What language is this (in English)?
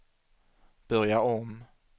Swedish